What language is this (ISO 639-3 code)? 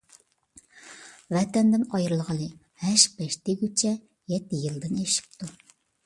uig